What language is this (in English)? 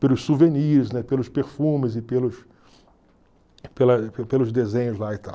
Portuguese